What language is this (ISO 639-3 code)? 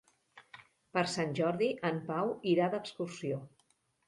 cat